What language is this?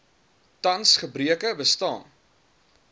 Afrikaans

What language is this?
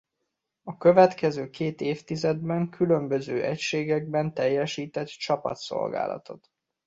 Hungarian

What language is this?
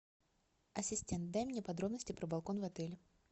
Russian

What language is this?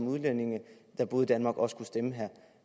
Danish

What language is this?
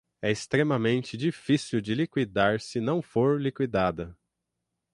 Portuguese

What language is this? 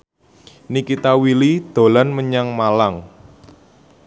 Javanese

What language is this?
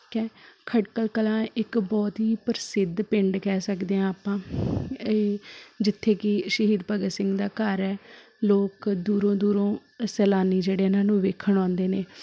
Punjabi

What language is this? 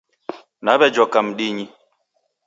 Taita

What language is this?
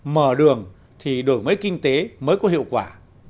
Vietnamese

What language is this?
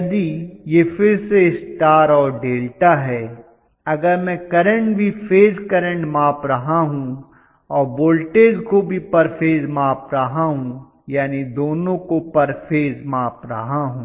Hindi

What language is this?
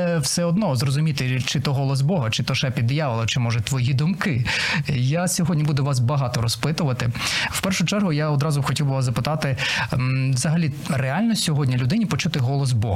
Ukrainian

